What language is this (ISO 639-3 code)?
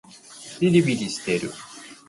jpn